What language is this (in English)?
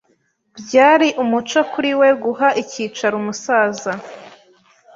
Kinyarwanda